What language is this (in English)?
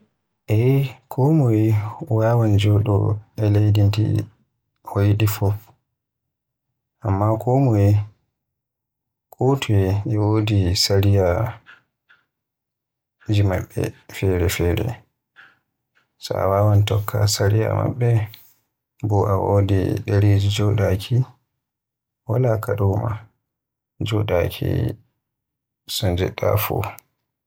Western Niger Fulfulde